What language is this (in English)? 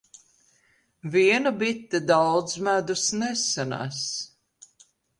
Latvian